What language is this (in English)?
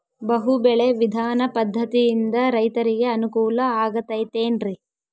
Kannada